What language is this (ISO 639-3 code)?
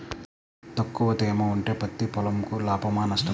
tel